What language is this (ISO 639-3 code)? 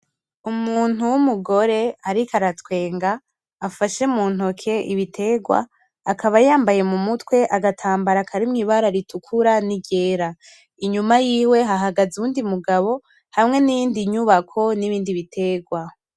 run